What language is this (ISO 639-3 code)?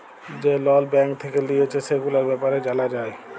ben